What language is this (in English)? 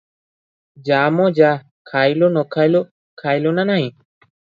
Odia